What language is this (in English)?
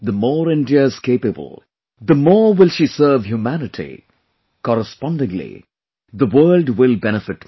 English